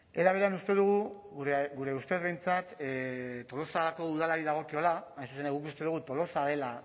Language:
Basque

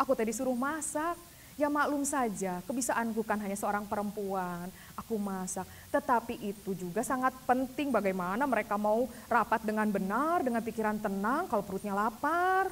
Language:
Indonesian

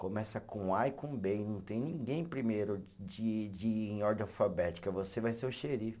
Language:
Portuguese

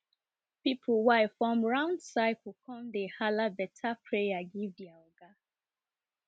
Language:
Nigerian Pidgin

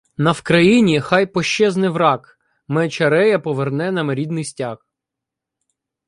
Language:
Ukrainian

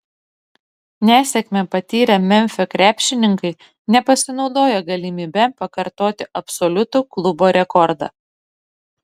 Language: Lithuanian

